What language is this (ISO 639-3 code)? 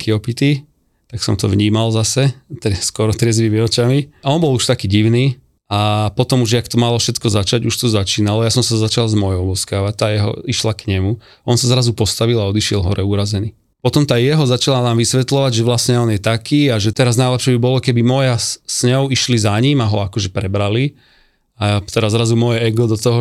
slk